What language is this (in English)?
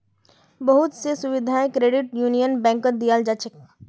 Magahi